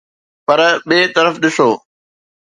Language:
Sindhi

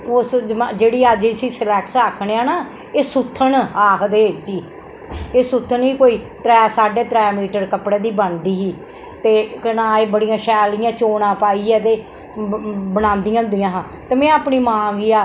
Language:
Dogri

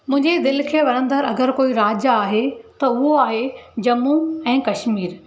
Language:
Sindhi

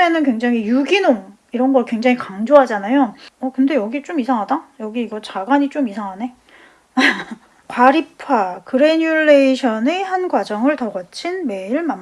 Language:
Korean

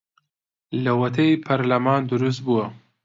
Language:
Central Kurdish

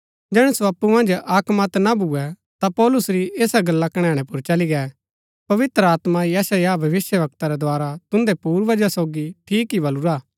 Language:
Gaddi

